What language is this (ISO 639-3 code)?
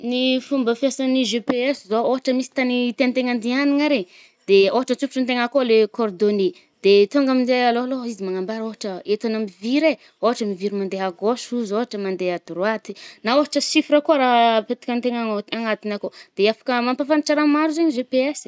bmm